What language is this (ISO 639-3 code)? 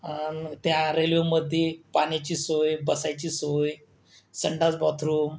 mar